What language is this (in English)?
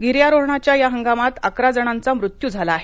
Marathi